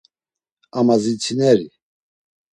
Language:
Laz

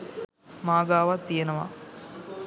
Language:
Sinhala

